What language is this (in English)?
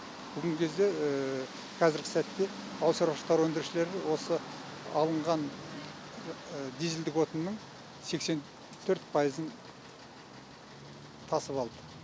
Kazakh